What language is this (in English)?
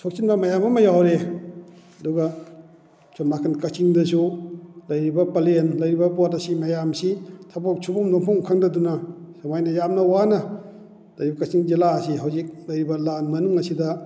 Manipuri